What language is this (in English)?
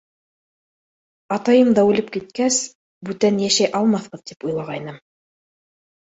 Bashkir